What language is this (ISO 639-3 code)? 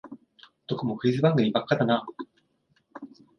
jpn